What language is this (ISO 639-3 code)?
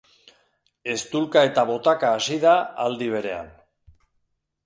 eus